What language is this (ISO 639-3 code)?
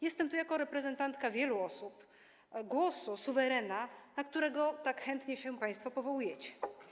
pol